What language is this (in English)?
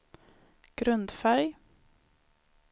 Swedish